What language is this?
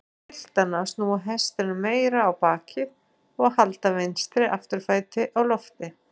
Icelandic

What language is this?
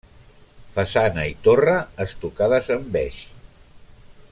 Catalan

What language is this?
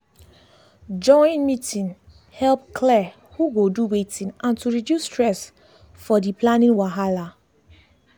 Nigerian Pidgin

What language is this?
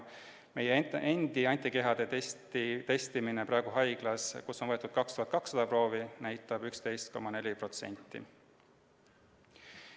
Estonian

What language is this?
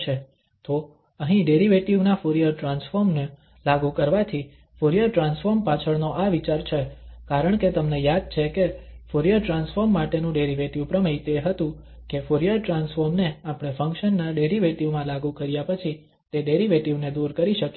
Gujarati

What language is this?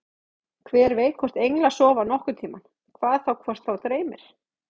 Icelandic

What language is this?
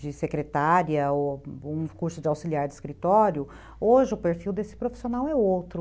Portuguese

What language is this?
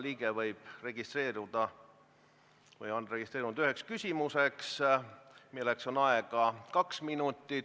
Estonian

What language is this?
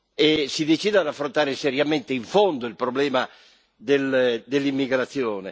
Italian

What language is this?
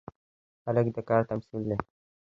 Pashto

